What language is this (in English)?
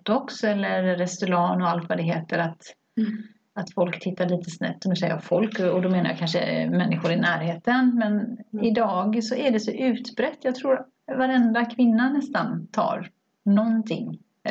Swedish